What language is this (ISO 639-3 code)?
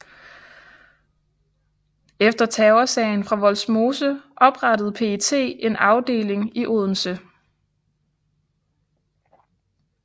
dan